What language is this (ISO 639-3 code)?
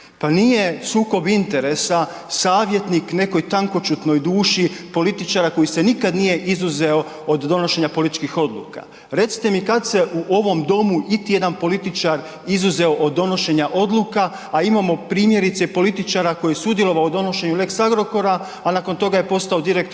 hrv